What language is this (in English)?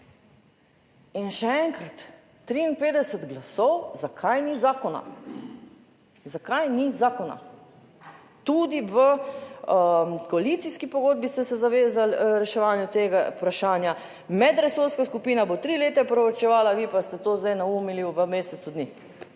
Slovenian